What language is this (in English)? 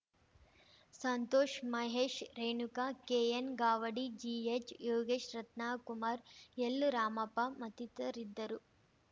Kannada